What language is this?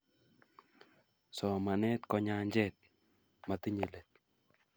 Kalenjin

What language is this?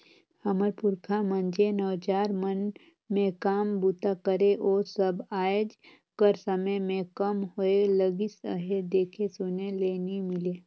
Chhattisgarhi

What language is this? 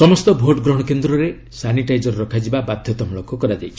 Odia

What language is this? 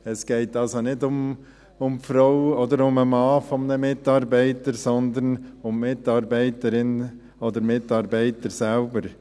Swiss German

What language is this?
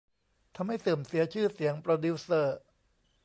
Thai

